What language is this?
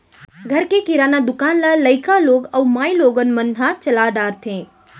Chhattisgarhi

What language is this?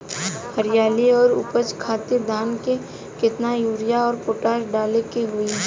Bhojpuri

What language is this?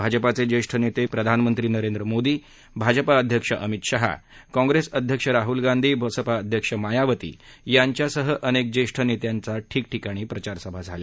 Marathi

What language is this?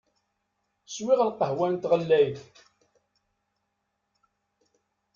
Kabyle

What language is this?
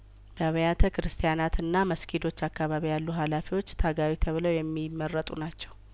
Amharic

